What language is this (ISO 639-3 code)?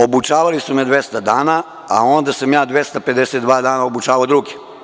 srp